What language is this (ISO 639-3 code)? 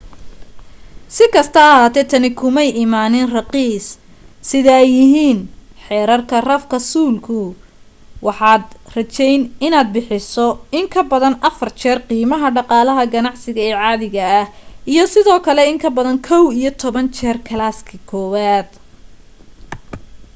som